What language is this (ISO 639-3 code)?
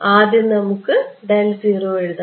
mal